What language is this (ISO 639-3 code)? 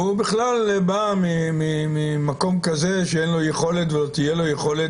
heb